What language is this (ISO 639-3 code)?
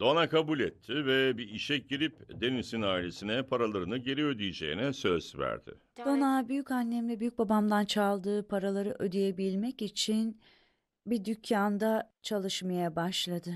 tur